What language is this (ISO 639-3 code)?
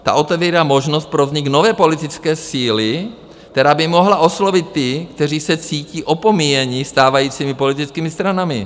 ces